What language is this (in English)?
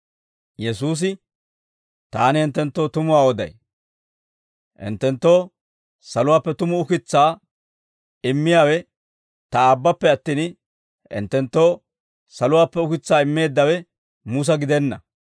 Dawro